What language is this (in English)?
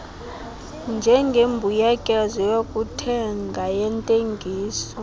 Xhosa